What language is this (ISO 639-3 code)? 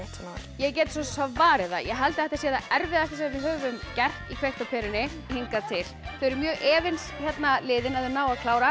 isl